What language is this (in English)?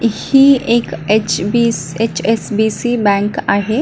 Marathi